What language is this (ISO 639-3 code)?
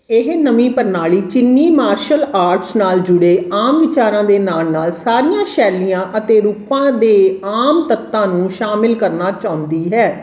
pan